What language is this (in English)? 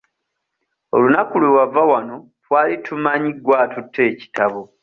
Ganda